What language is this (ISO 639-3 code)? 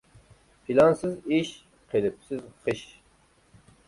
uig